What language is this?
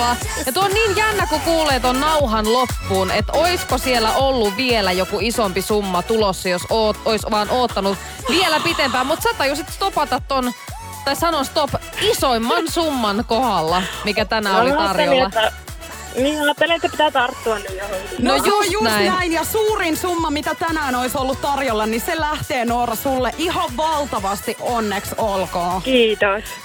Finnish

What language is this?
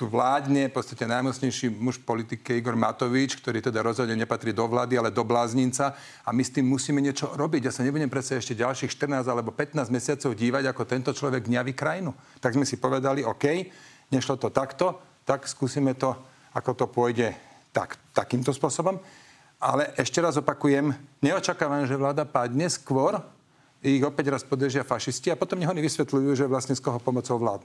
Slovak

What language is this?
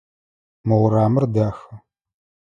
Adyghe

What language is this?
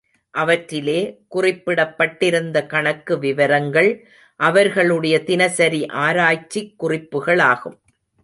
Tamil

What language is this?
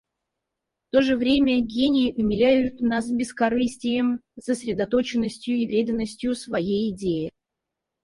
Russian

